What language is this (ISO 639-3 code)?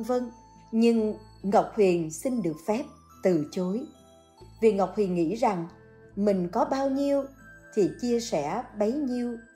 vie